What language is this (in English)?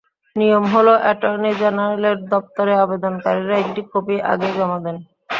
Bangla